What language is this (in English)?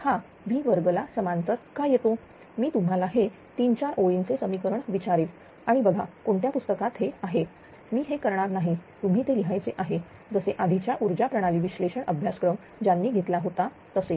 Marathi